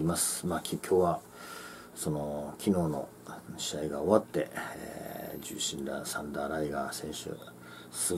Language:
Japanese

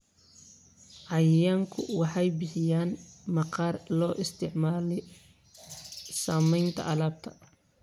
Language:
Somali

